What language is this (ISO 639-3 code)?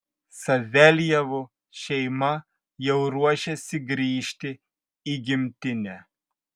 lit